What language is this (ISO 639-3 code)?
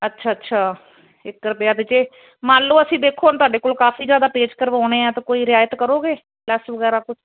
pan